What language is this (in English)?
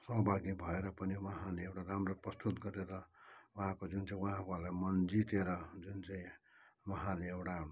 Nepali